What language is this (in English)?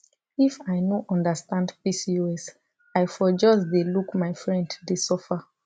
Nigerian Pidgin